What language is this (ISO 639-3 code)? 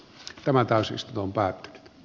fin